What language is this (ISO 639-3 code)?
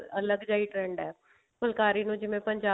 pan